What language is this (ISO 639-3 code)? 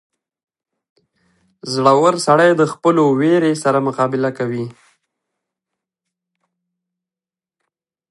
pus